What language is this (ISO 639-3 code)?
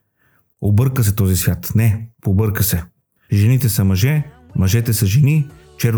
bul